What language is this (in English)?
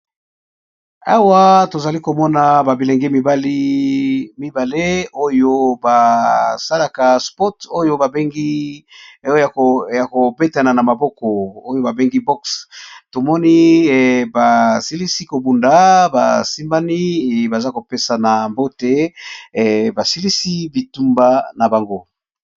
Lingala